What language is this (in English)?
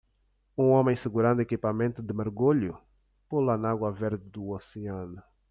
Portuguese